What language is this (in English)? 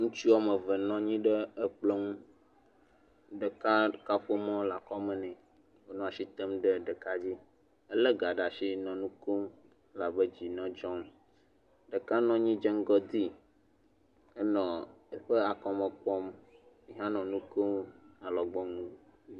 Ewe